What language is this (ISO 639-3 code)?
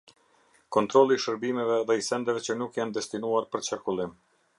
sqi